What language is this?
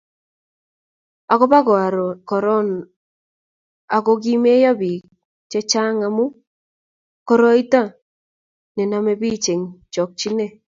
Kalenjin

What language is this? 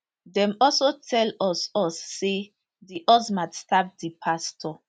Nigerian Pidgin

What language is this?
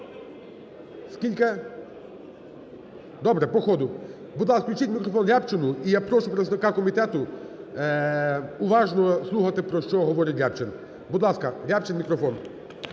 Ukrainian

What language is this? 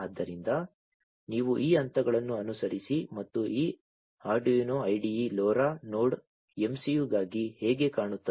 Kannada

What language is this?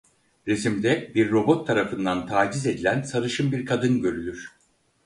Turkish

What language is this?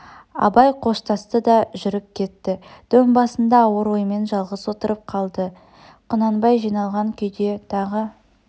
Kazakh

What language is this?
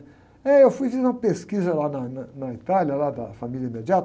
Portuguese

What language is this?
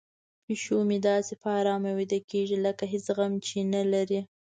Pashto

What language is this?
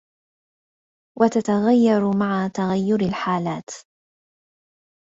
Arabic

